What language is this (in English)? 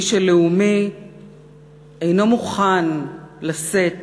Hebrew